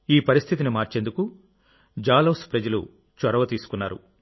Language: Telugu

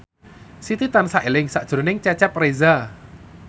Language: Javanese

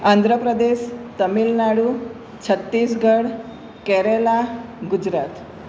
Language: Gujarati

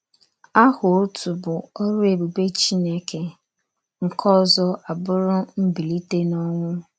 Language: Igbo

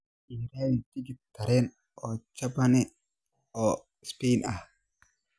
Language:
Somali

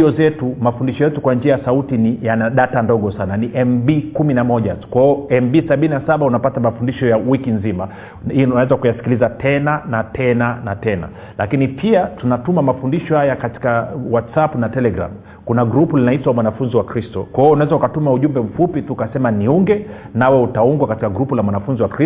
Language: Swahili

